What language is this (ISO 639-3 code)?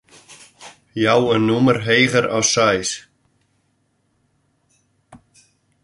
fry